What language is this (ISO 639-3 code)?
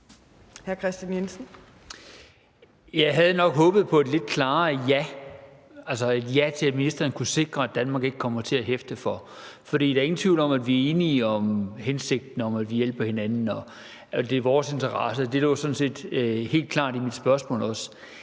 dan